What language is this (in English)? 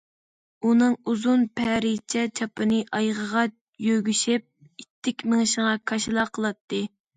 Uyghur